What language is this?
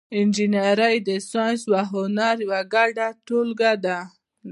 Pashto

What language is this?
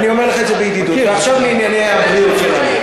Hebrew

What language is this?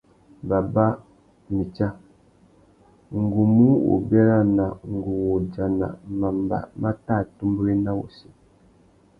Tuki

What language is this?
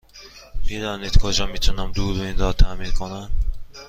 Persian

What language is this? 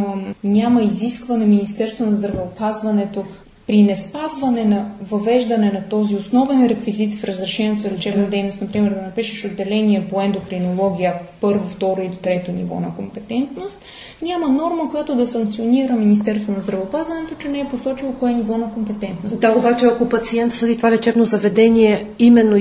Bulgarian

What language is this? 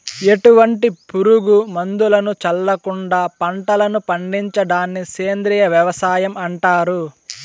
Telugu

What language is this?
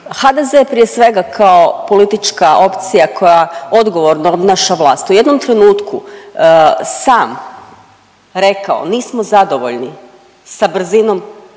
Croatian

